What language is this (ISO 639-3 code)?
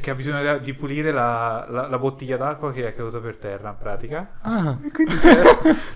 ita